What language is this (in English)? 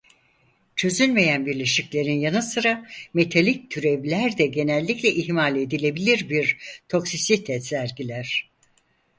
Turkish